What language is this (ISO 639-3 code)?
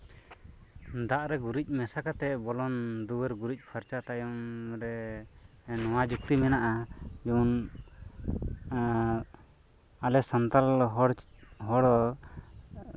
sat